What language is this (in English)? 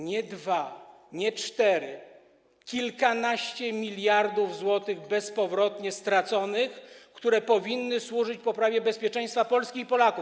Polish